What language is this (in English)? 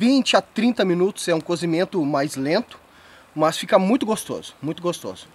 Portuguese